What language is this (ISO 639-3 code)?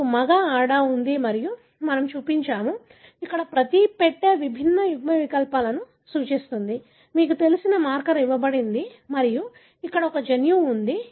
tel